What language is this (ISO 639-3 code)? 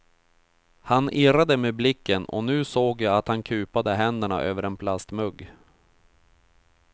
swe